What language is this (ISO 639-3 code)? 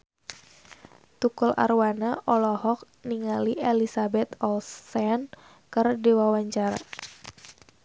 sun